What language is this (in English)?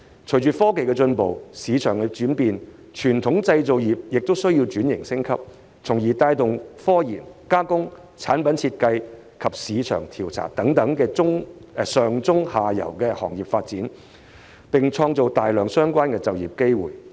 Cantonese